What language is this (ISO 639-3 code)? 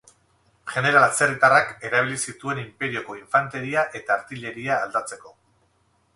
eus